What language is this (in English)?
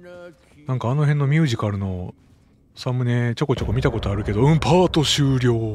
Japanese